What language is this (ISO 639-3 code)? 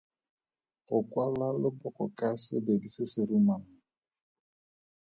tsn